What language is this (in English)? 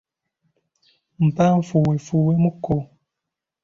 Ganda